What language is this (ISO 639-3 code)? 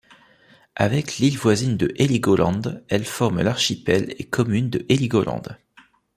fra